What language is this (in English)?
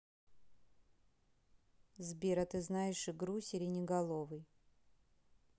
Russian